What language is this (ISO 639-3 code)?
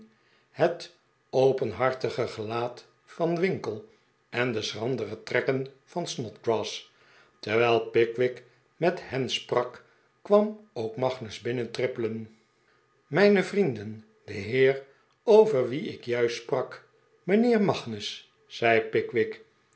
nld